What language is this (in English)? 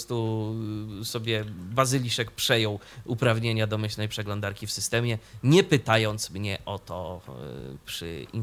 Polish